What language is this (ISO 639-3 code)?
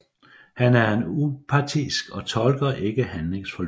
dan